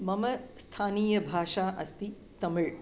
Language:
Sanskrit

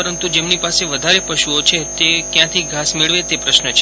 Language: Gujarati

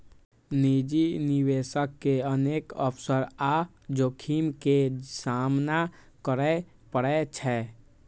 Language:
Maithili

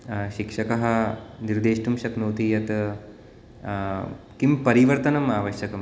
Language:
Sanskrit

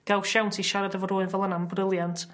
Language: Welsh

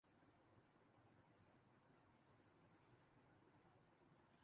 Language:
Urdu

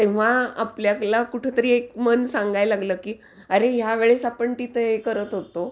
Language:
Marathi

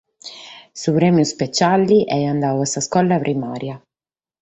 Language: Sardinian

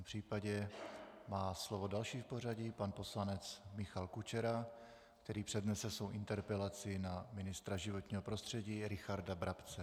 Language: Czech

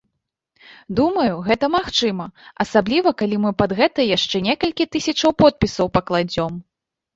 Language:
Belarusian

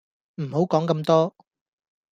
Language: Cantonese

